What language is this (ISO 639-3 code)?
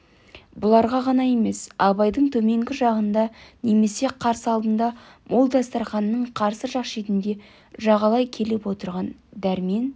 kaz